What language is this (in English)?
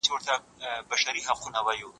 Pashto